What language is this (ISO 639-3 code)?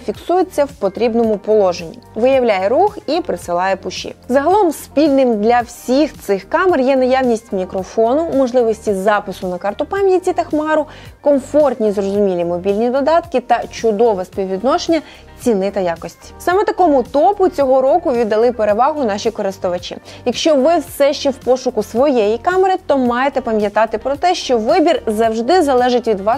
ukr